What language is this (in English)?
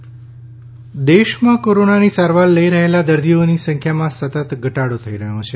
Gujarati